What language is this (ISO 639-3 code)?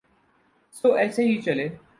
urd